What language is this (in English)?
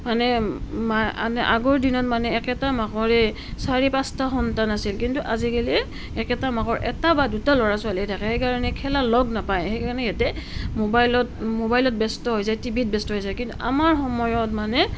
Assamese